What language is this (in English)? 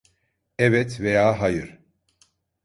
Turkish